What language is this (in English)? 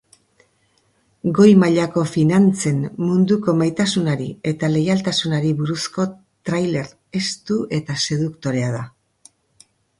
Basque